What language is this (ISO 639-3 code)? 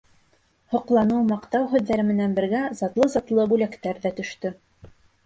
bak